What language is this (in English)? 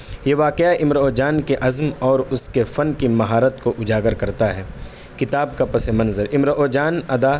Urdu